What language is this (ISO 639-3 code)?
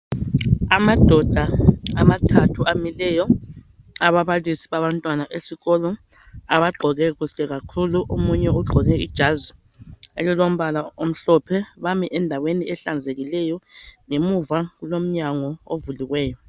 nde